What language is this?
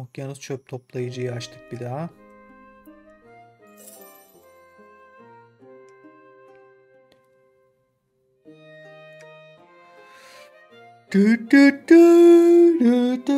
Turkish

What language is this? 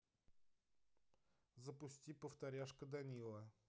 Russian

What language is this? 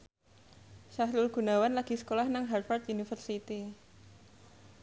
Javanese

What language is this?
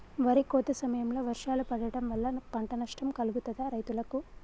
Telugu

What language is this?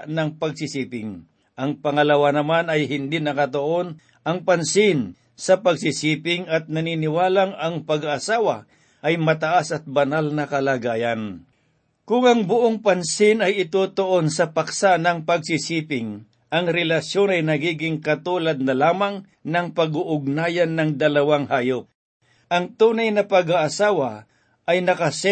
Filipino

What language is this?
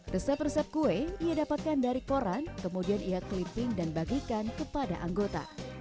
Indonesian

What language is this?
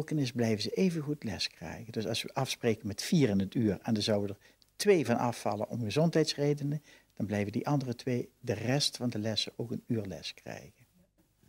Dutch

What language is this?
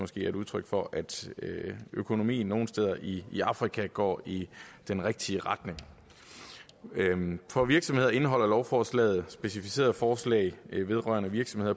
Danish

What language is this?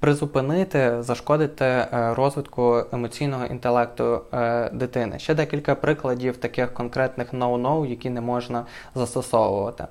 Ukrainian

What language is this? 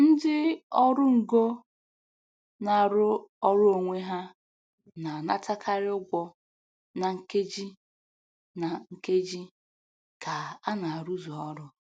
Igbo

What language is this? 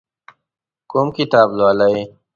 Pashto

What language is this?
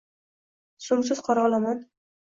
Uzbek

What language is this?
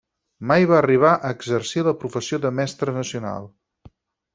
Catalan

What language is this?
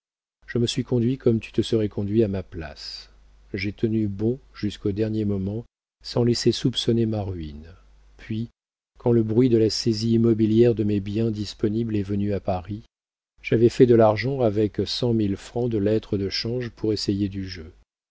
French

